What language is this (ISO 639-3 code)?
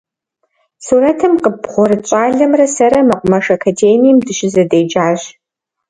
kbd